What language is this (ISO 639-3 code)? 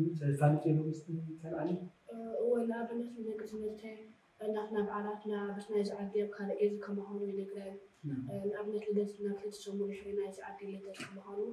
ara